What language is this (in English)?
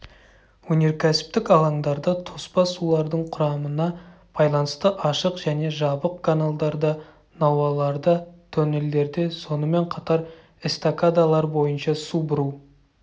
Kazakh